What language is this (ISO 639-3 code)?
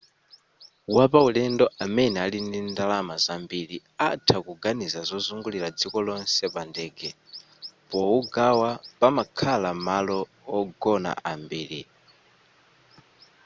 nya